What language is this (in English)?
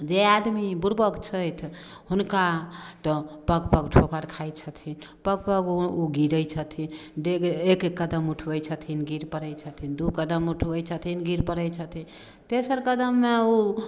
Maithili